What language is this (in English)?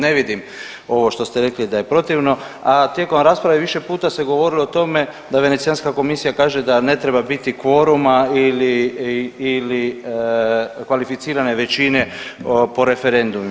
Croatian